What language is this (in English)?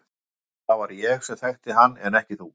Icelandic